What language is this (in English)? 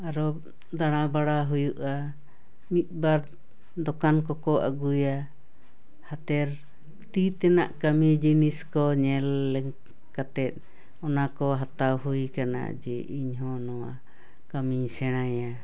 Santali